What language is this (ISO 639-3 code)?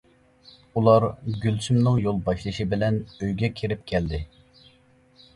uig